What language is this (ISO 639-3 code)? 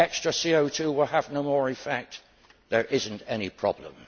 eng